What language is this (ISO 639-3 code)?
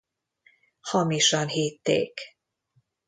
hun